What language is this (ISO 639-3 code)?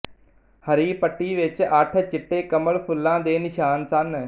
pan